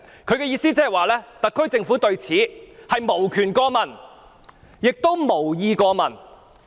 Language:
Cantonese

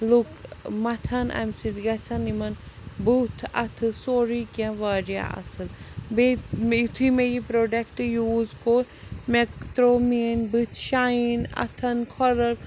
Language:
Kashmiri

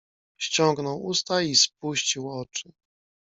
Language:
Polish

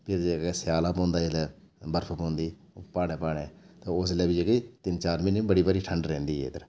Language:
Dogri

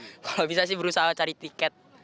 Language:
Indonesian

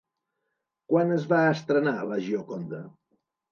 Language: Catalan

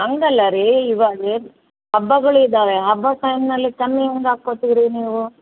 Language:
Kannada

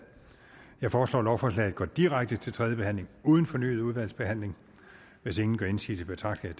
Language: Danish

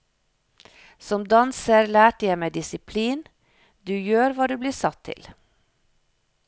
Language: Norwegian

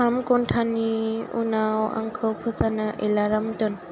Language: Bodo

